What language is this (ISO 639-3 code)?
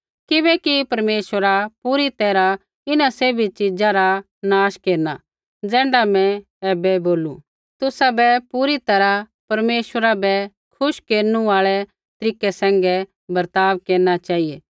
kfx